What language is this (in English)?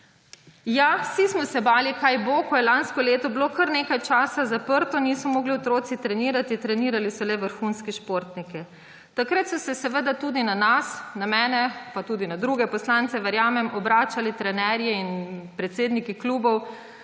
Slovenian